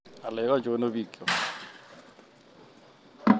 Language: Kalenjin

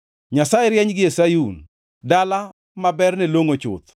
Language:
Luo (Kenya and Tanzania)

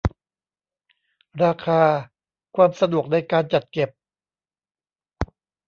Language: Thai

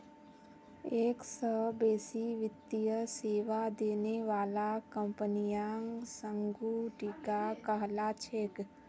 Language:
Magahi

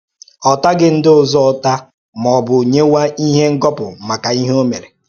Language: Igbo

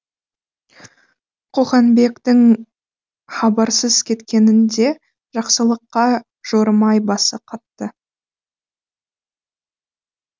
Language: Kazakh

